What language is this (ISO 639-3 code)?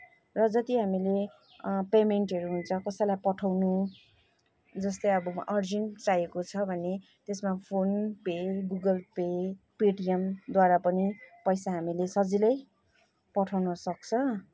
nep